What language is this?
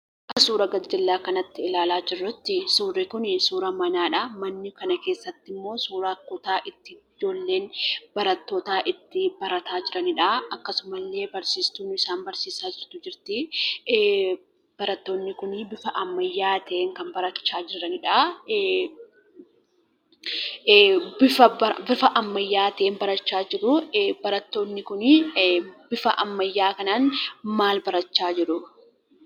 Oromo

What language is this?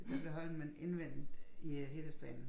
Danish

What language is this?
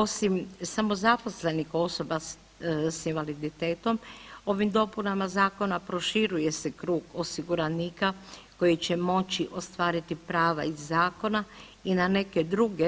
Croatian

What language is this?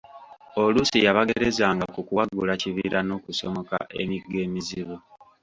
Ganda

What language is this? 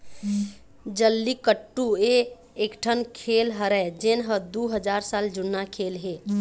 Chhattisgarhi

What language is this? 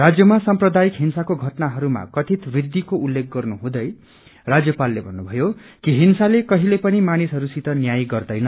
Nepali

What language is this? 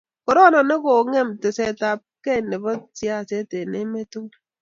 Kalenjin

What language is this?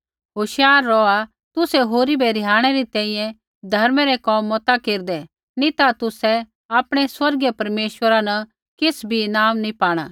Kullu Pahari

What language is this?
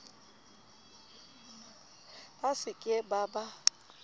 Southern Sotho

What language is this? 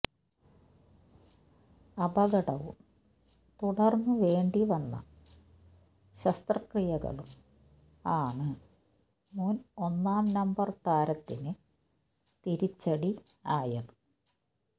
Malayalam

